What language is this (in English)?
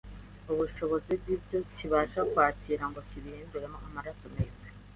Kinyarwanda